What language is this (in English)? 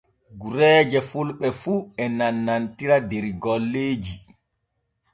Borgu Fulfulde